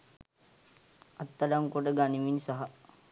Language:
Sinhala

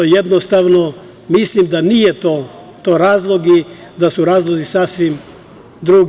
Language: Serbian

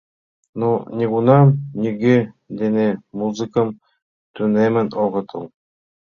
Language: Mari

